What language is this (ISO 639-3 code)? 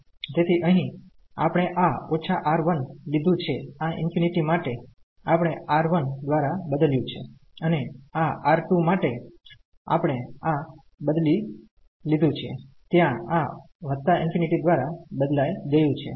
guj